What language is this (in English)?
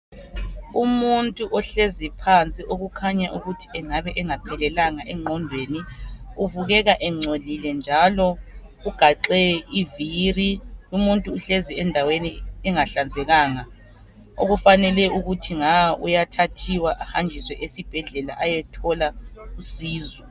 North Ndebele